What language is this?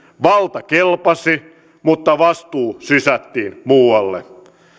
Finnish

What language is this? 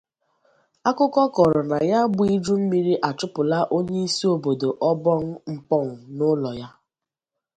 Igbo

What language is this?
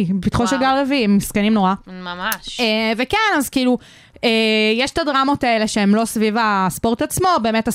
Hebrew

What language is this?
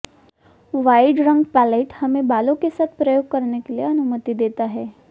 Hindi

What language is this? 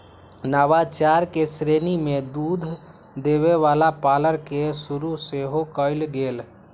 Magahi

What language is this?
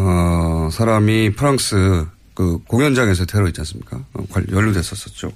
Korean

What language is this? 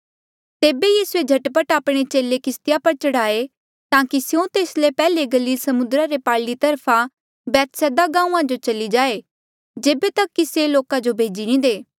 Mandeali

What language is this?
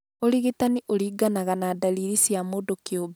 Kikuyu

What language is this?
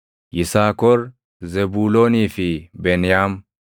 Oromo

